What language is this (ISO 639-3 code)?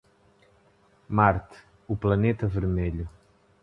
por